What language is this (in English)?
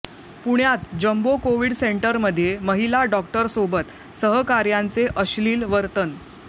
Marathi